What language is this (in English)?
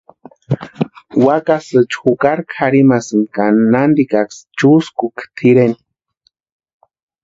Western Highland Purepecha